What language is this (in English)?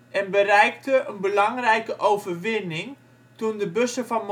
Dutch